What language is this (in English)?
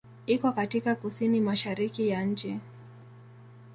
Swahili